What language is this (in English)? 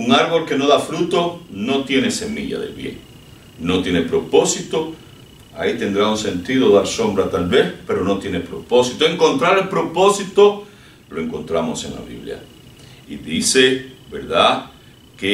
Spanish